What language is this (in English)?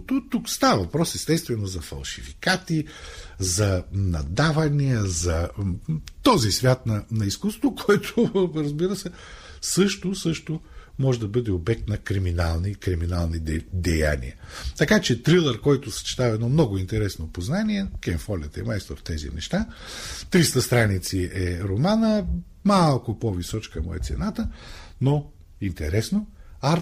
Bulgarian